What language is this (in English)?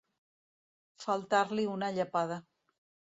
Catalan